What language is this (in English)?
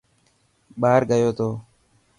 Dhatki